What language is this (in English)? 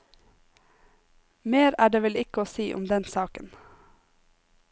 Norwegian